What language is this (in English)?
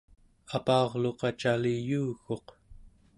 Central Yupik